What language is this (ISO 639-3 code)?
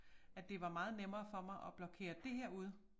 dan